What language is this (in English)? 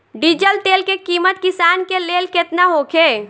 Bhojpuri